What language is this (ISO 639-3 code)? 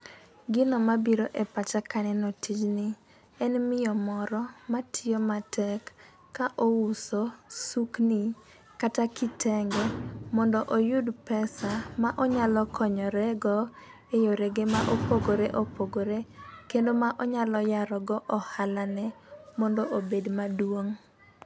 luo